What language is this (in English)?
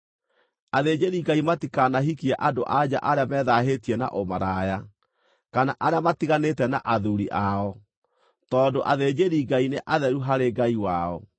Kikuyu